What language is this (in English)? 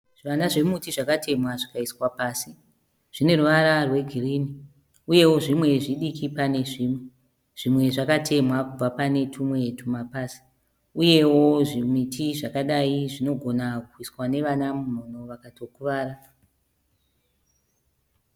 Shona